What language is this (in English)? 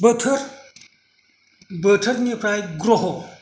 Bodo